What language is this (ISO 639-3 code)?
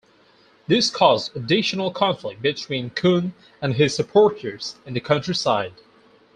eng